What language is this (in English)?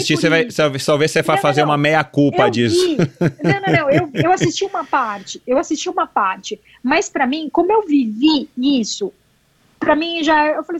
Portuguese